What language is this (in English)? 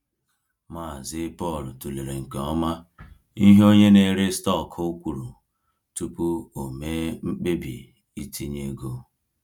Igbo